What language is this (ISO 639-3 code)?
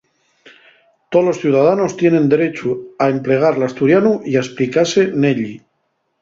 ast